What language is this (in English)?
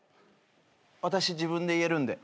Japanese